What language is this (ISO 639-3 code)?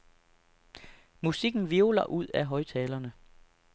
dan